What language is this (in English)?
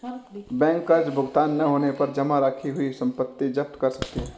Hindi